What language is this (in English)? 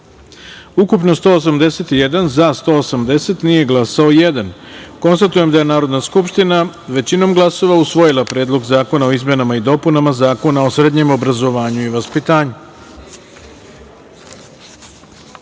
Serbian